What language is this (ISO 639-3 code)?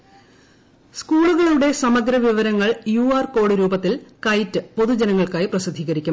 mal